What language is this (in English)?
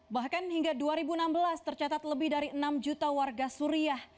Indonesian